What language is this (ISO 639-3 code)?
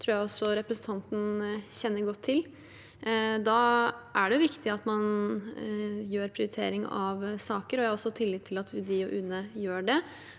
nor